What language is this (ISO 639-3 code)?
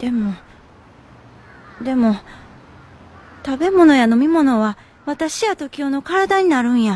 jpn